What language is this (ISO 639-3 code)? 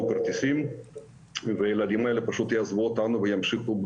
heb